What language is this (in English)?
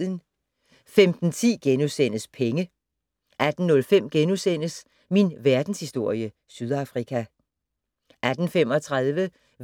Danish